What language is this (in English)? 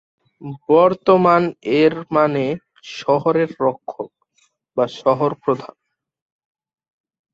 Bangla